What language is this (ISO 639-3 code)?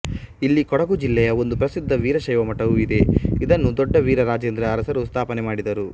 kan